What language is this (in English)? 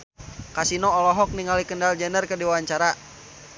Sundanese